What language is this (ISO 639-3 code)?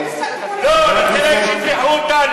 heb